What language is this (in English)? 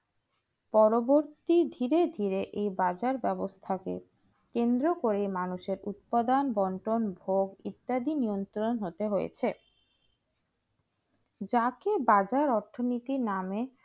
Bangla